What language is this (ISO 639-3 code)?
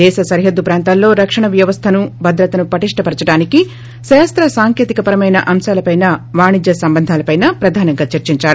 tel